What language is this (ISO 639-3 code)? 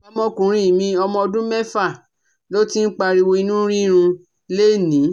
yor